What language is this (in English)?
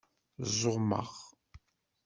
Kabyle